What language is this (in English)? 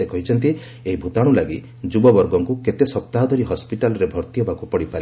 Odia